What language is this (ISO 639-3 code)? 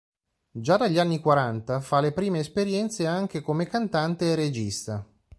ita